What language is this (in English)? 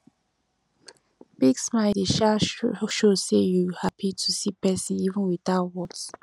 Nigerian Pidgin